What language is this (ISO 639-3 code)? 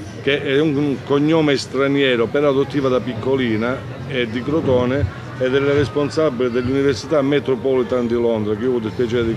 ita